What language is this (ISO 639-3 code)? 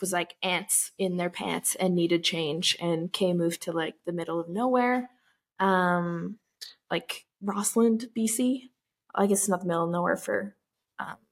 eng